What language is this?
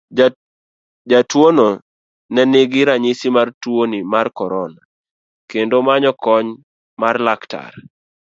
Luo (Kenya and Tanzania)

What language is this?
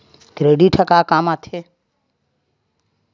Chhattisgarhi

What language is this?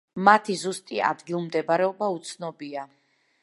Georgian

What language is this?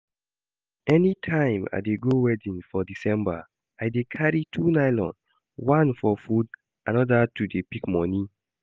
Nigerian Pidgin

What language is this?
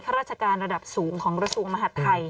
Thai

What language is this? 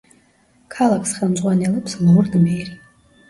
Georgian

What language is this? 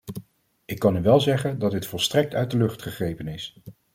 Dutch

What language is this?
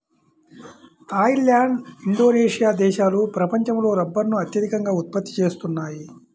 Telugu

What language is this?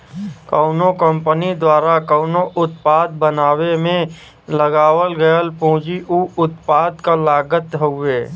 Bhojpuri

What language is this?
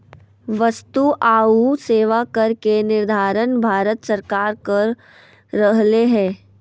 Magahi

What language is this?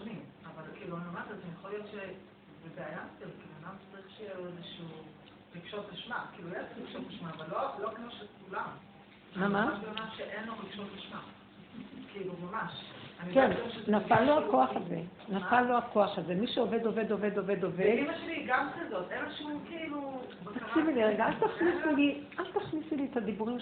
Hebrew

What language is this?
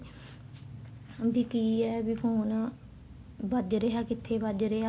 Punjabi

